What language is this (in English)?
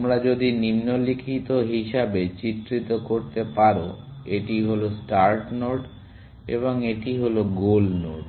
Bangla